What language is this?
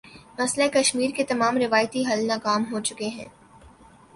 Urdu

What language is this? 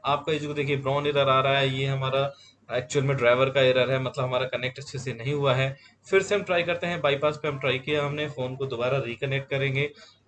Hindi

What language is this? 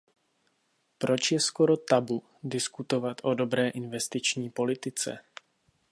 Czech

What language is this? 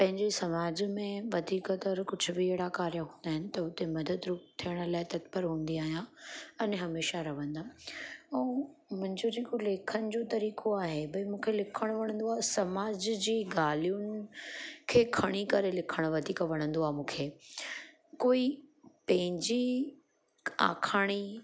Sindhi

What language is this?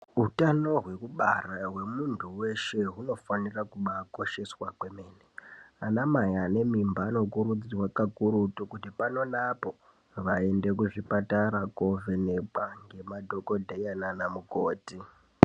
Ndau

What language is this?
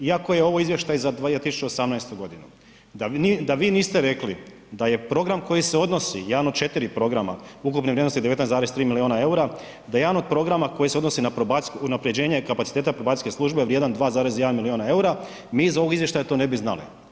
Croatian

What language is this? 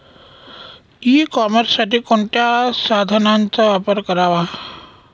Marathi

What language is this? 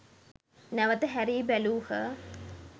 Sinhala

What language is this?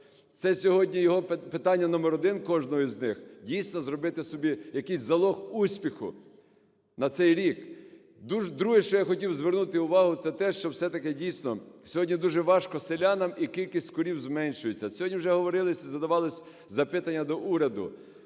Ukrainian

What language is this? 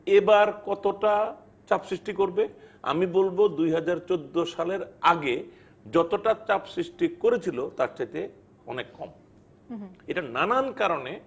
Bangla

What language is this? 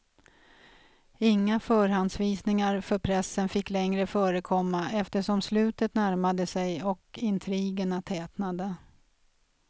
Swedish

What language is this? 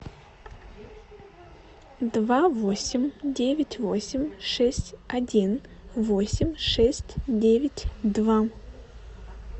Russian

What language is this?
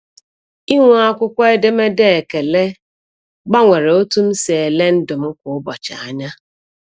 Igbo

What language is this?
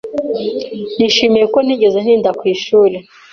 Kinyarwanda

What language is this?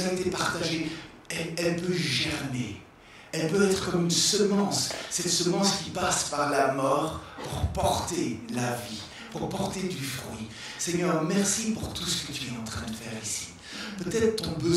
French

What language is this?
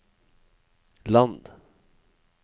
Norwegian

